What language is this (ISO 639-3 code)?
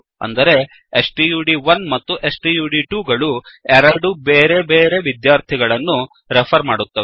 kan